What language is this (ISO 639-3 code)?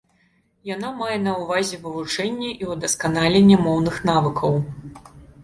bel